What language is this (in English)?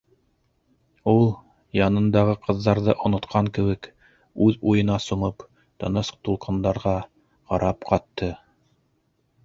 Bashkir